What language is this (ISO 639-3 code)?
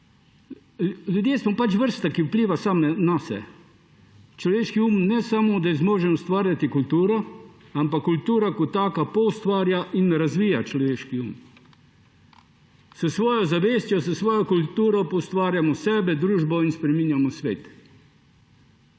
slv